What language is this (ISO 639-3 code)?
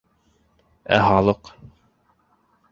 bak